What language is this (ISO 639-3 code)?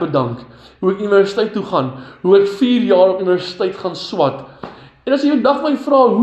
nld